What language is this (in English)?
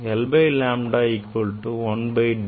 Tamil